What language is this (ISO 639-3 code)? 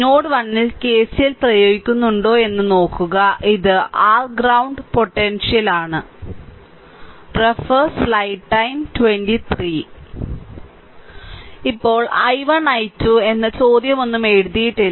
mal